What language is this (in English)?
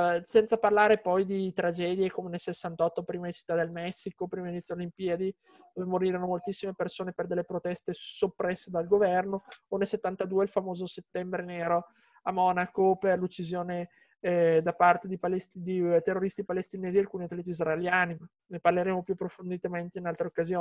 Italian